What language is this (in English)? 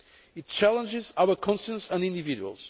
English